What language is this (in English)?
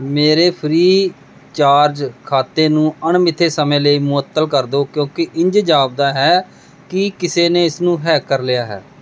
Punjabi